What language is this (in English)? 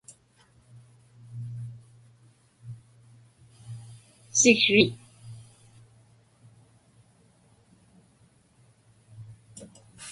Inupiaq